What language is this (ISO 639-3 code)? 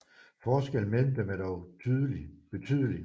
dan